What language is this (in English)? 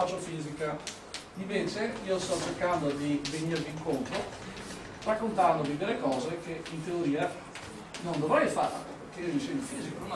Italian